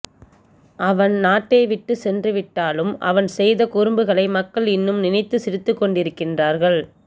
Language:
Tamil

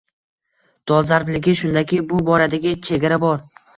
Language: Uzbek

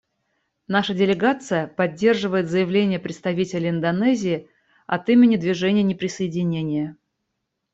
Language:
Russian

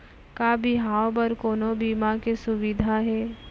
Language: Chhattisgarhi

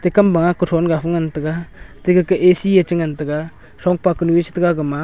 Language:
Wancho Naga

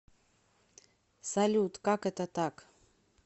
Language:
Russian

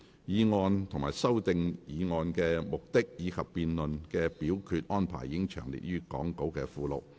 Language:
Cantonese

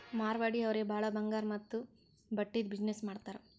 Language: Kannada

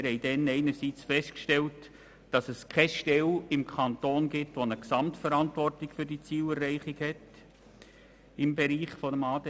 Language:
Swiss German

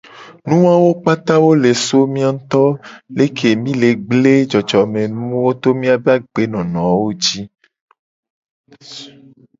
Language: Gen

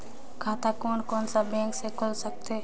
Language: Chhattisgarhi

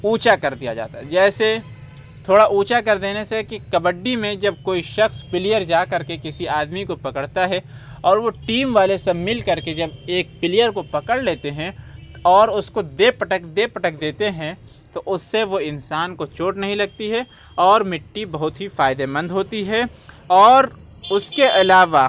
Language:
Urdu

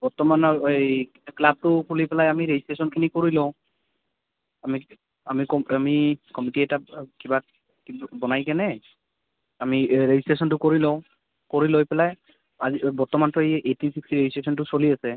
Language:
Assamese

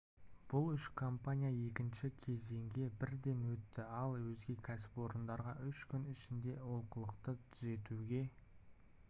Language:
Kazakh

